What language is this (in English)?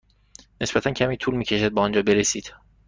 Persian